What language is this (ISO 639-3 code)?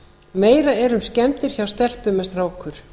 isl